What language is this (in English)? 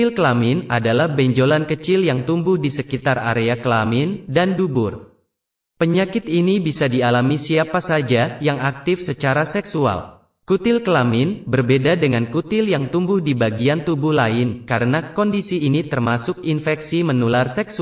Indonesian